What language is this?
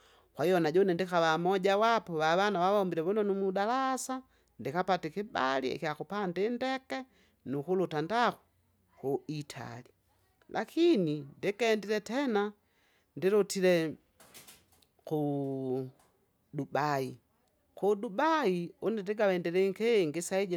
Kinga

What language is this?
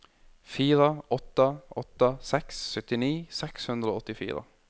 Norwegian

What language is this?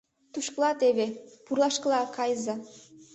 Mari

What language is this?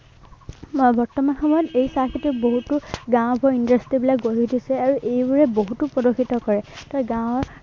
Assamese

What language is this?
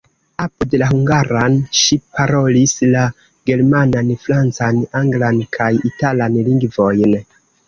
Esperanto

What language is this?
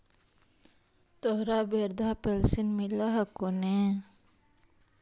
Magahi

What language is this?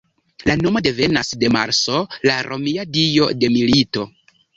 Esperanto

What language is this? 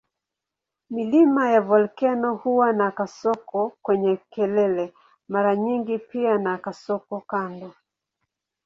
Swahili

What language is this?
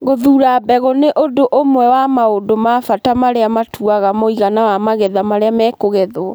Kikuyu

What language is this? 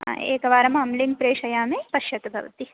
Sanskrit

